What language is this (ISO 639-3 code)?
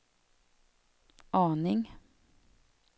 swe